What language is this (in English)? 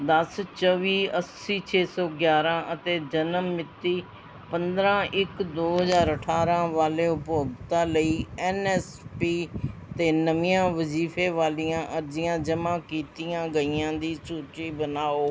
Punjabi